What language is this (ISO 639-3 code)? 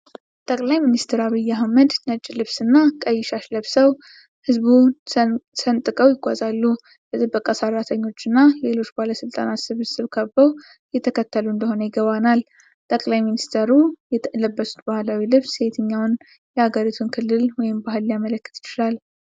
amh